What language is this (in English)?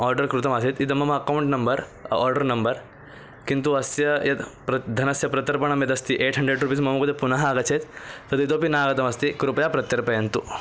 Sanskrit